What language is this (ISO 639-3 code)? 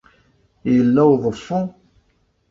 kab